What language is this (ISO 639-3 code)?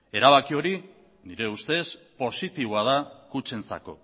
eus